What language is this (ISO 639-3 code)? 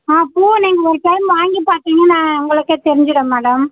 tam